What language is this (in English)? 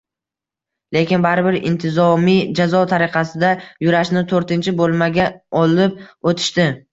Uzbek